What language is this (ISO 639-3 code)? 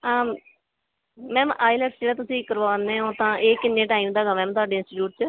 pan